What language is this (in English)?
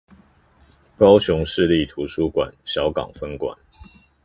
Chinese